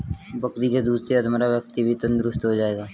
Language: Hindi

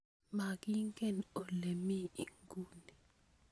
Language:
Kalenjin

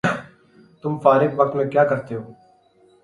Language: Urdu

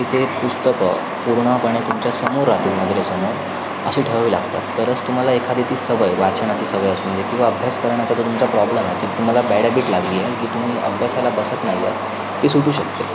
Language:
Marathi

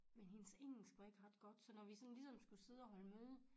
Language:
Danish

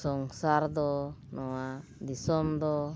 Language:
Santali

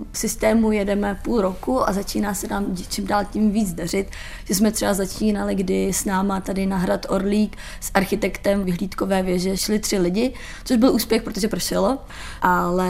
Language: Czech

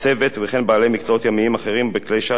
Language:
Hebrew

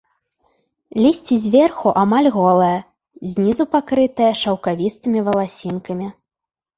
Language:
Belarusian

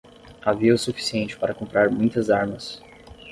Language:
Portuguese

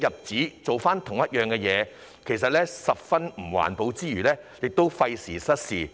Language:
Cantonese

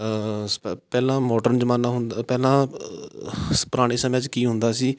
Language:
Punjabi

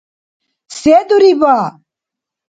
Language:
Dargwa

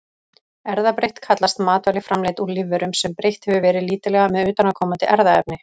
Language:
Icelandic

